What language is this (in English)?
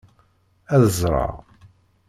Kabyle